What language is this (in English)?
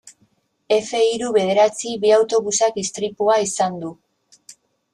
Basque